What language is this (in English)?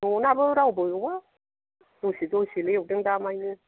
Bodo